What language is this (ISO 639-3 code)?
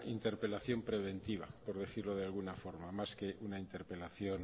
spa